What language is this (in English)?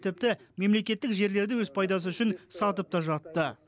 Kazakh